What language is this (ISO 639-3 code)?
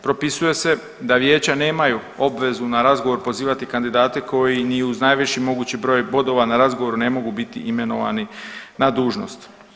hrv